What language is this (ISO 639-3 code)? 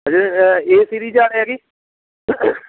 pan